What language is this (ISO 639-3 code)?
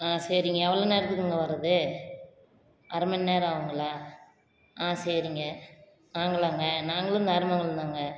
tam